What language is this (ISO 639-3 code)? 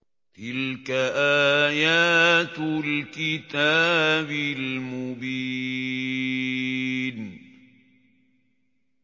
ara